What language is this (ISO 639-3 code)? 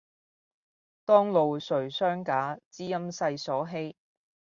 yue